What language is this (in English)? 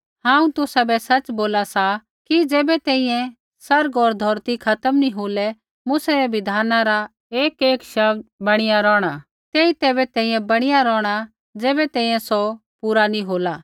Kullu Pahari